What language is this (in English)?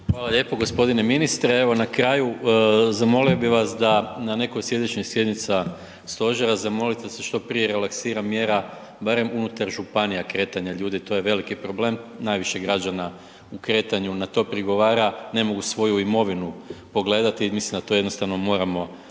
Croatian